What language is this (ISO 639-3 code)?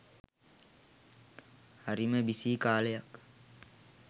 sin